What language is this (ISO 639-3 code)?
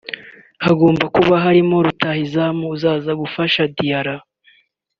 kin